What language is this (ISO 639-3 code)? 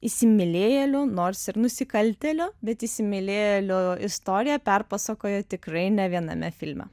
lit